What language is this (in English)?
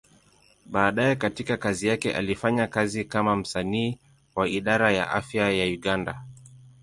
Swahili